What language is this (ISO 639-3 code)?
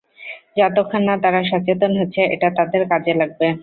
ben